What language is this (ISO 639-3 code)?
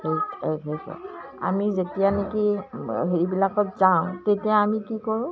asm